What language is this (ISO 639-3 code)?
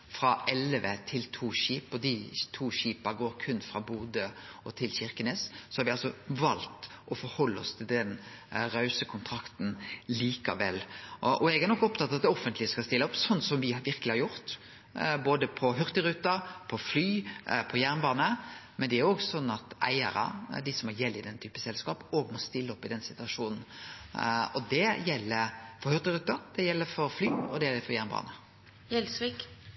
nor